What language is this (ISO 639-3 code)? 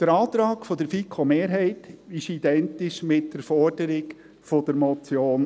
gsw